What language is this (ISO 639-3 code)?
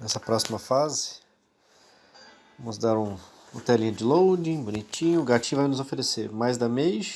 por